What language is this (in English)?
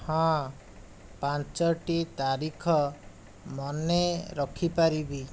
Odia